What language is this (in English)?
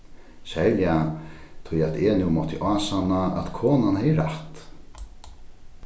Faroese